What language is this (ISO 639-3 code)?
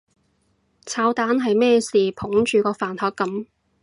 yue